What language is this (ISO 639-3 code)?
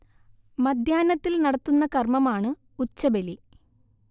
mal